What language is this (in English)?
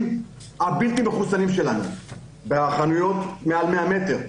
Hebrew